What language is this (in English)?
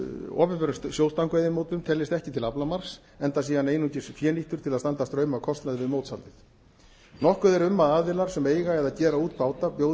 Icelandic